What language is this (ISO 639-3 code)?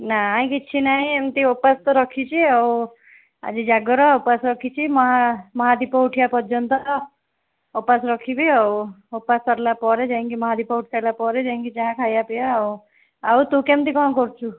ori